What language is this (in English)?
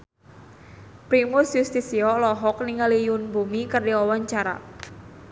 Sundanese